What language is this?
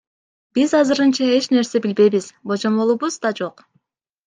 Kyrgyz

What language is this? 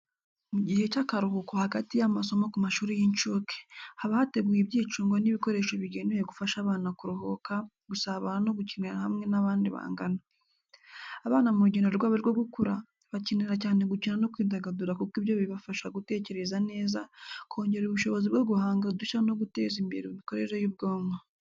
Kinyarwanda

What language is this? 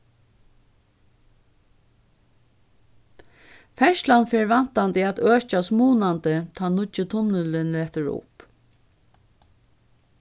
Faroese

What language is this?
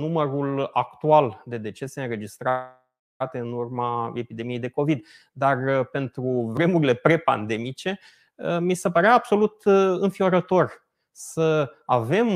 Romanian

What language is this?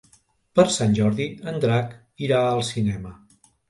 Catalan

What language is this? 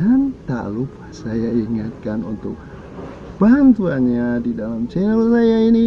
Indonesian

